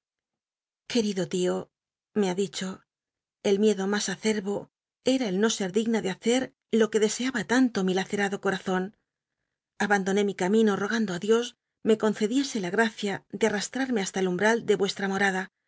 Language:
Spanish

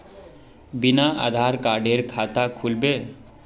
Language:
Magahi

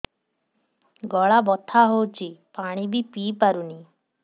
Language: Odia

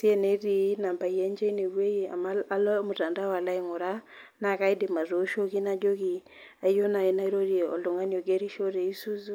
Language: Masai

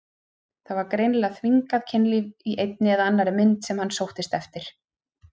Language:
Icelandic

